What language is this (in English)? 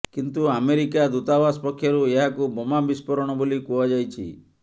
Odia